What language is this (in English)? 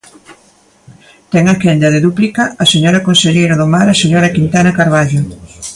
Galician